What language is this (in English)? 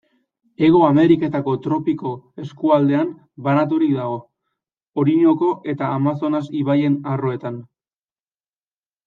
Basque